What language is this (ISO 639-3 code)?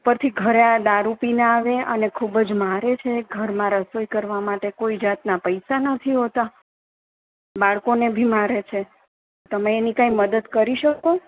guj